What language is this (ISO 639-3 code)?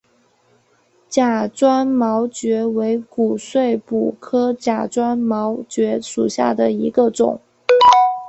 zho